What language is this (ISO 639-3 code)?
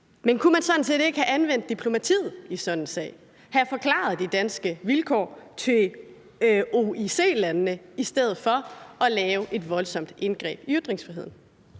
dan